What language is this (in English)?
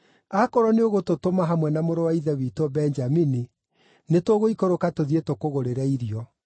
Kikuyu